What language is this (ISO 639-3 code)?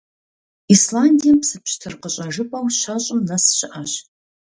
kbd